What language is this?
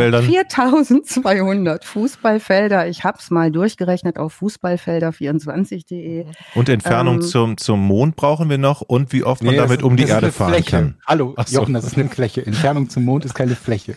German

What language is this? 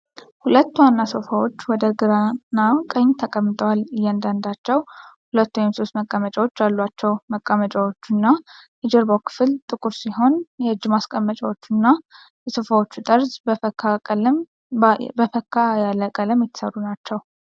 Amharic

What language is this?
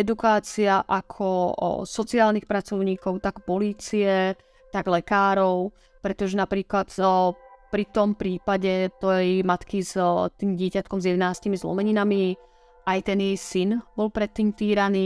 Czech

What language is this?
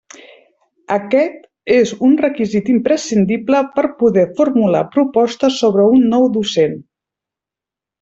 Catalan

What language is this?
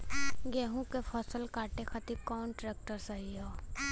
Bhojpuri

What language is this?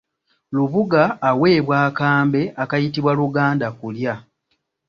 Ganda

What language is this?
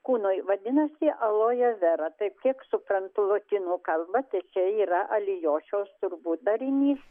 Lithuanian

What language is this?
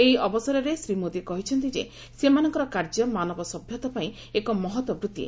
Odia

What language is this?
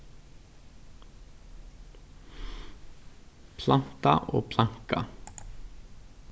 Faroese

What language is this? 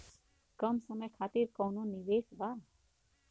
Bhojpuri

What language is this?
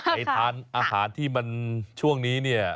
Thai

